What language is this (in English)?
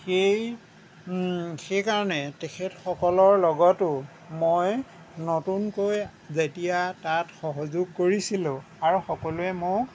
Assamese